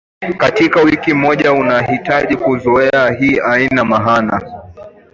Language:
Swahili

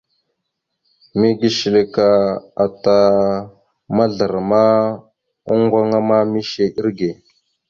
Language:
Mada (Cameroon)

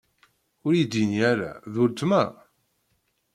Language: Kabyle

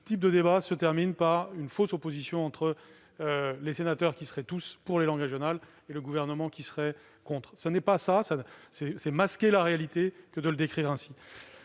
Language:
French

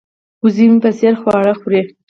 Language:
Pashto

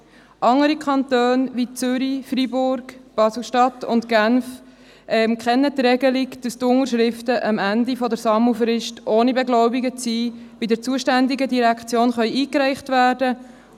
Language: Swiss German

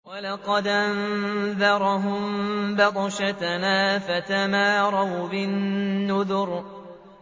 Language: Arabic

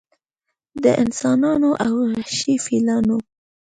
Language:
Pashto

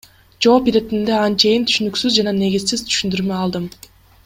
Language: Kyrgyz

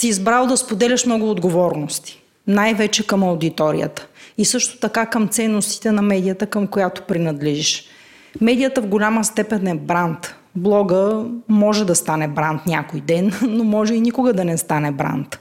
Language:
Bulgarian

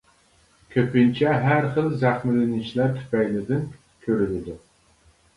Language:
Uyghur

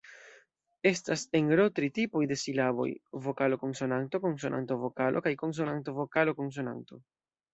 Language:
Esperanto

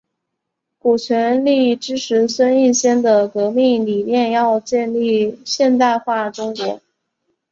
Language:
Chinese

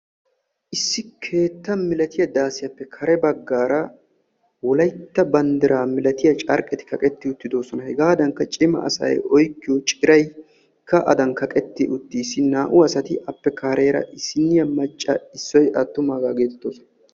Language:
Wolaytta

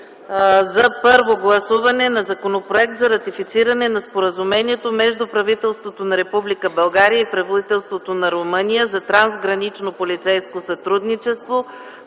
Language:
Bulgarian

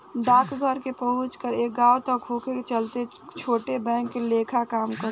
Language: Bhojpuri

